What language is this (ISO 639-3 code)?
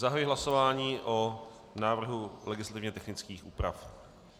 ces